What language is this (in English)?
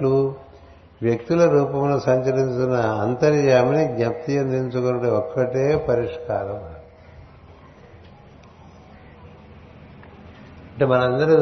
Telugu